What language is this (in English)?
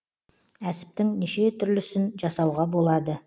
Kazakh